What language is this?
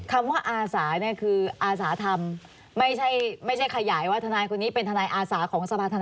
Thai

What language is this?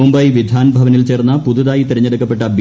Malayalam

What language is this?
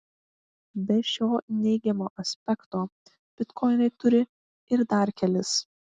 Lithuanian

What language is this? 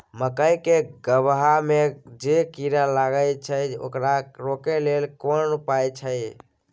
Maithili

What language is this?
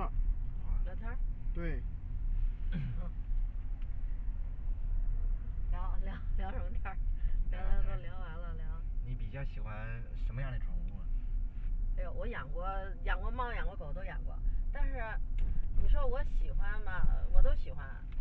Chinese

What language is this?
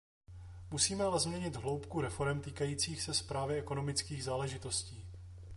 Czech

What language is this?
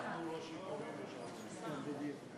Hebrew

